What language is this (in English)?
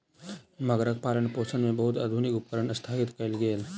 Maithili